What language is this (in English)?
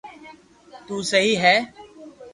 Loarki